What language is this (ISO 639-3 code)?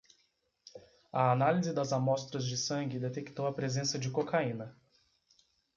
por